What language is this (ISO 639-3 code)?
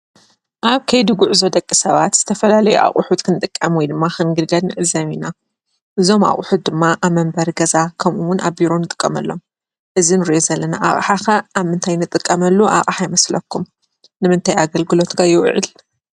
tir